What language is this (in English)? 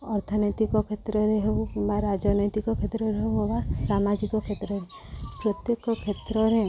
Odia